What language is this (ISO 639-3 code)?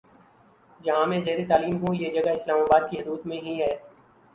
urd